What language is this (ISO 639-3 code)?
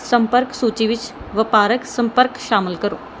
pan